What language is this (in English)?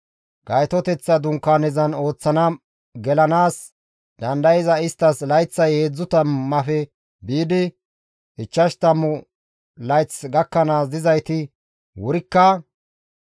Gamo